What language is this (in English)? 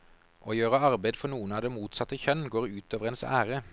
Norwegian